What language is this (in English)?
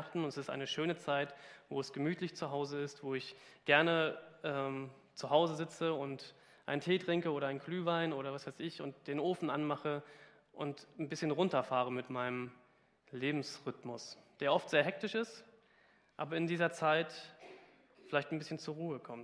German